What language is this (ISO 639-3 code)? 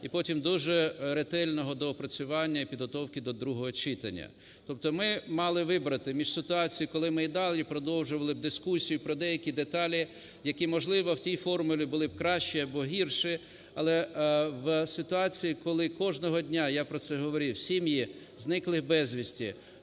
ukr